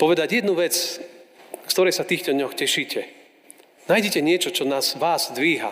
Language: Slovak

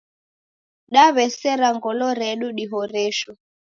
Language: Taita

